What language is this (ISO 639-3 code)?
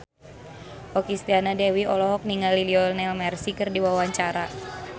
sun